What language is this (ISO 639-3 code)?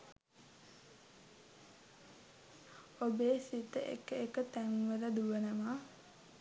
sin